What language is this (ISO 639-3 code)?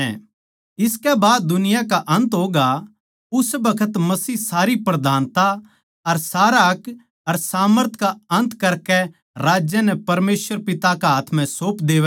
bgc